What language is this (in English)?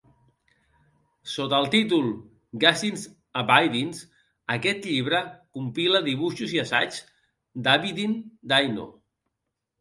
Catalan